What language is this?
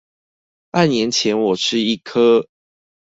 Chinese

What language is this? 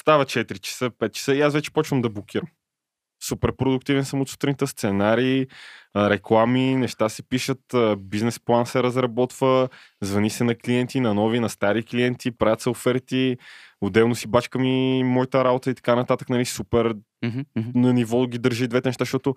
Bulgarian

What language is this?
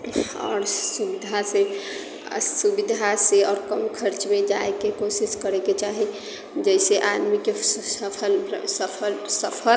Maithili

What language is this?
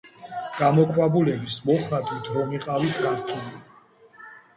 Georgian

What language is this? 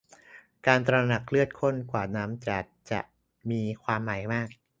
Thai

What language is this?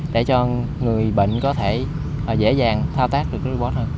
Vietnamese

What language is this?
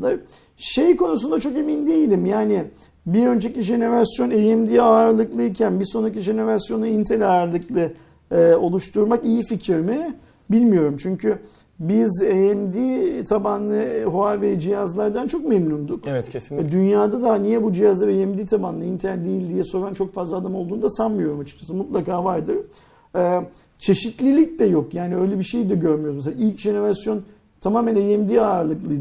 Turkish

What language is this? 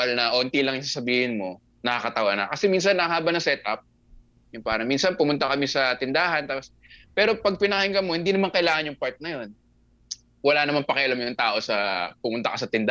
Filipino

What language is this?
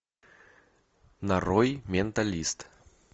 Russian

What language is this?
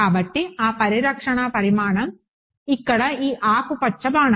Telugu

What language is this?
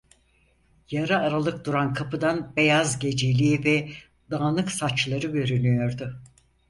Turkish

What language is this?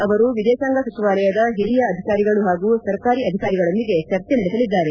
Kannada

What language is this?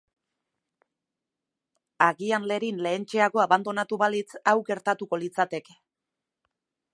Basque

